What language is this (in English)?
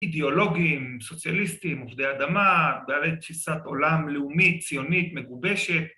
Hebrew